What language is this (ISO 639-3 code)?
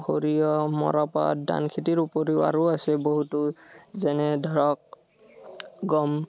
asm